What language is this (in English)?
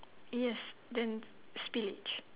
English